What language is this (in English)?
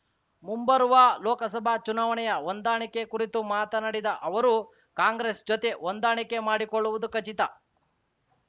Kannada